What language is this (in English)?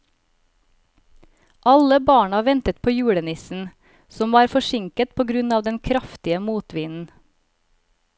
Norwegian